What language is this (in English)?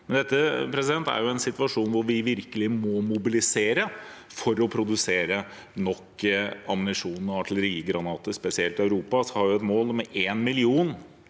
Norwegian